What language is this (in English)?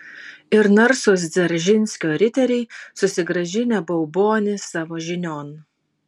Lithuanian